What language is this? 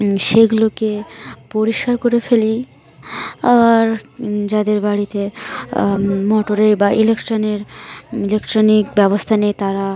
Bangla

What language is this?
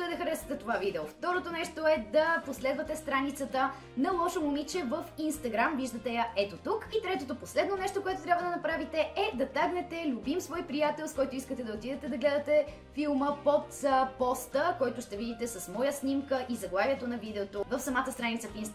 Bulgarian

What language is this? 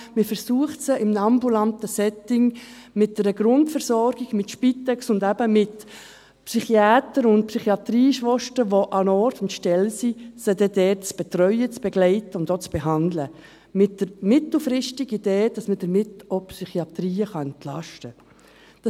Swiss German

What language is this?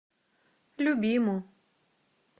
Russian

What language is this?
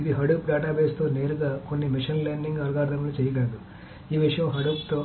Telugu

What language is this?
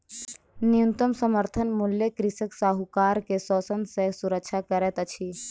Maithili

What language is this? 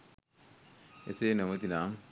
Sinhala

